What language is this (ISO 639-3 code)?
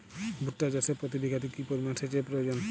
ben